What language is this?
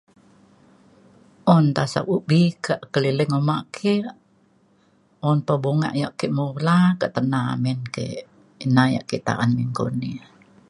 Mainstream Kenyah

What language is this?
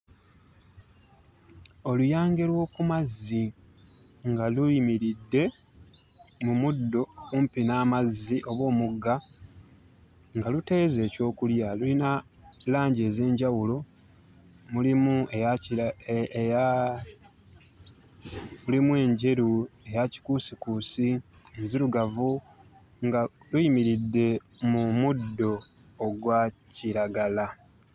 Ganda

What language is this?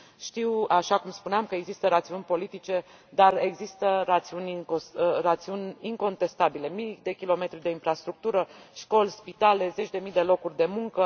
Romanian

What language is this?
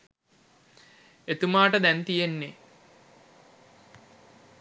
Sinhala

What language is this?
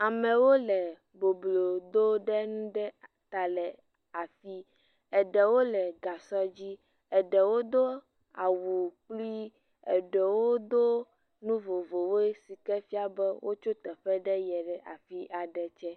Ewe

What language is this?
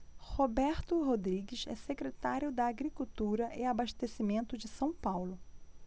Portuguese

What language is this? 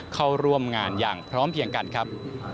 Thai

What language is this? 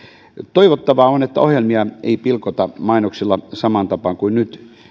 Finnish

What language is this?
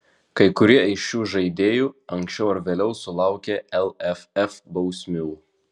Lithuanian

